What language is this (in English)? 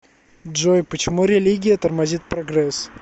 Russian